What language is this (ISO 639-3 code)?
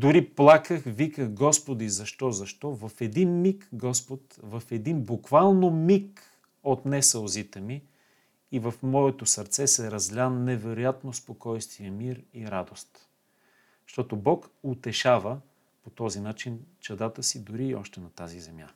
bul